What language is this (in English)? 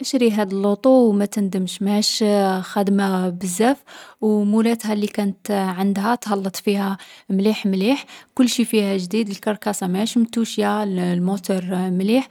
Algerian Arabic